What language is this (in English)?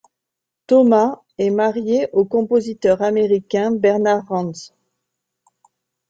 French